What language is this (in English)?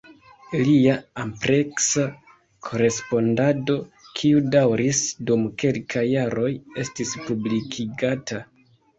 Esperanto